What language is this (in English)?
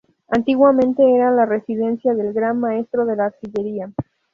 Spanish